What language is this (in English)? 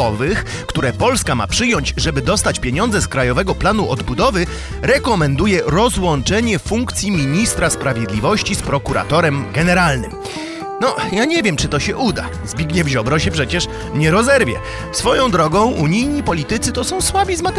Polish